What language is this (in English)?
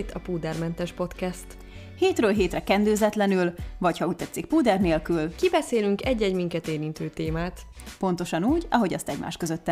Hungarian